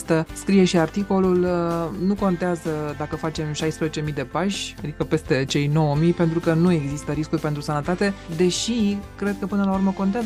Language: Romanian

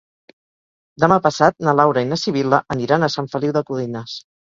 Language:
Catalan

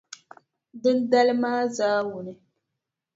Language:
Dagbani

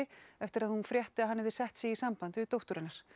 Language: Icelandic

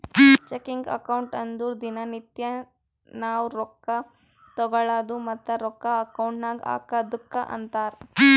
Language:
Kannada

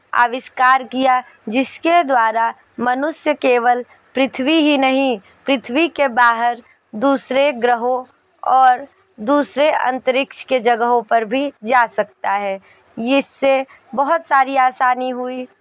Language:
Hindi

